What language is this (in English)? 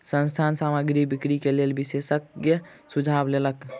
Maithili